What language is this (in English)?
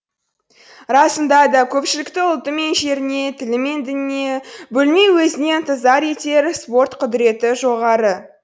Kazakh